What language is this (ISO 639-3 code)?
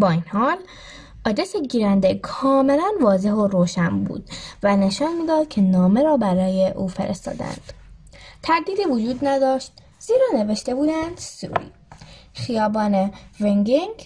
fas